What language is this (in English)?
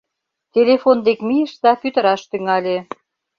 Mari